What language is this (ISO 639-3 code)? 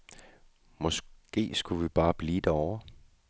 dan